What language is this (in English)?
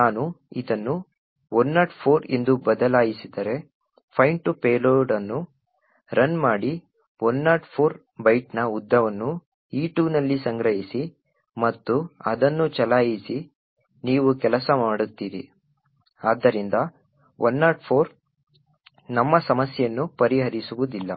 Kannada